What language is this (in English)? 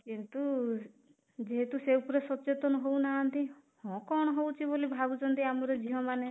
Odia